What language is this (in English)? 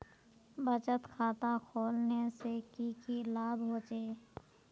Magahi